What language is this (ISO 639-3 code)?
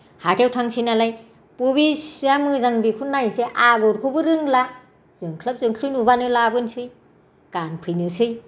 brx